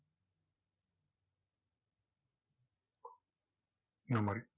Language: Tamil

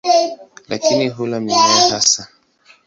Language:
Swahili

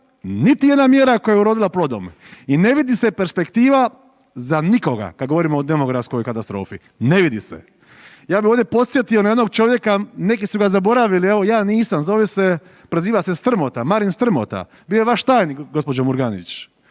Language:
Croatian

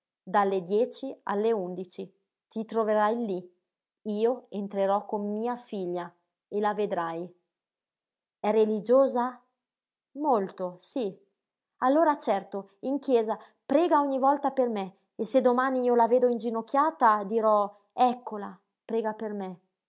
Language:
Italian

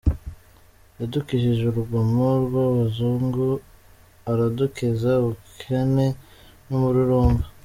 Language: Kinyarwanda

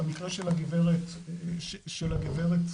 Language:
Hebrew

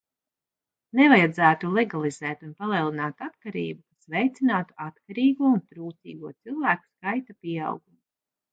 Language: Latvian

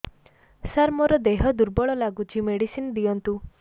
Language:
Odia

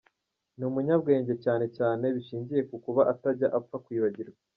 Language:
Kinyarwanda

